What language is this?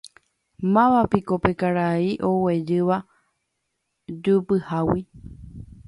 Guarani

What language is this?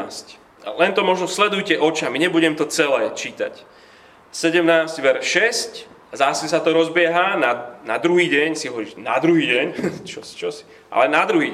Slovak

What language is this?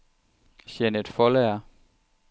Danish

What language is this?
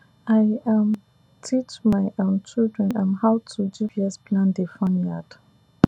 Nigerian Pidgin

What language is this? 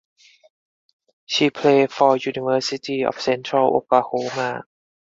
English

